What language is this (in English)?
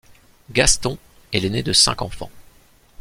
French